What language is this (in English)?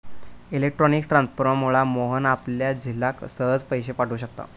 Marathi